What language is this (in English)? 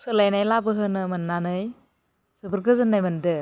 Bodo